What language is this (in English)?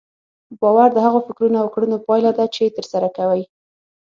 Pashto